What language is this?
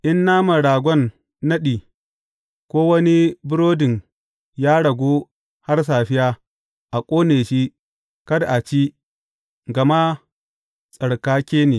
Hausa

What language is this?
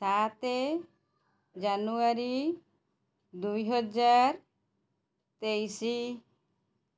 Odia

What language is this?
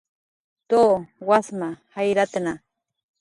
Jaqaru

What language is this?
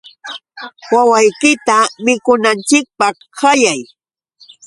Yauyos Quechua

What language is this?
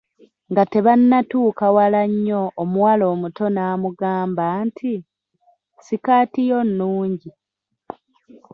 Ganda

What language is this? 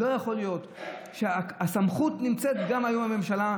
Hebrew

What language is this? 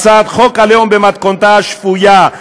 Hebrew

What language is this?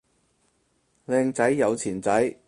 Cantonese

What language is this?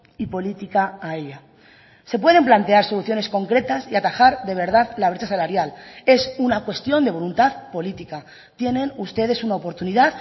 Spanish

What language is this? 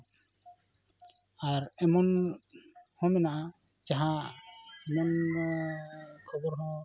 Santali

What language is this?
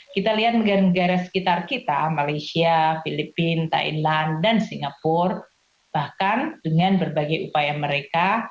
Indonesian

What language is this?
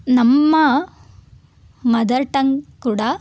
Kannada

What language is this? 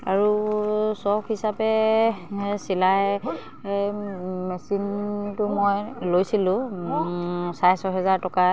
Assamese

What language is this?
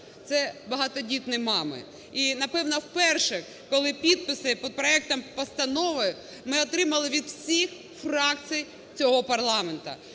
Ukrainian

